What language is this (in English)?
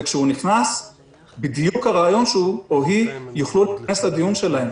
Hebrew